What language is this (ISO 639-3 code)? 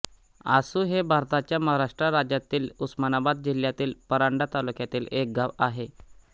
mar